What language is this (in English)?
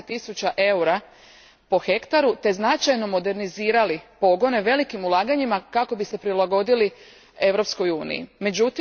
Croatian